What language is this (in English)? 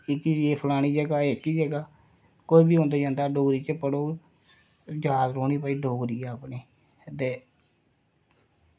Dogri